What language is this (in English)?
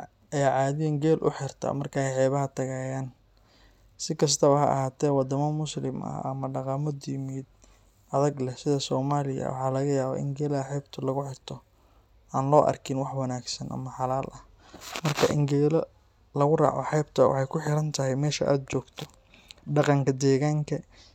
Somali